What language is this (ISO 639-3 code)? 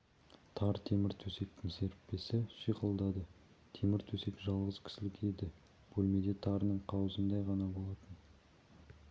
kaz